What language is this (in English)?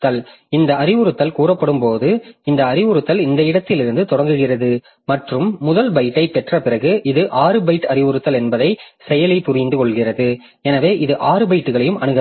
Tamil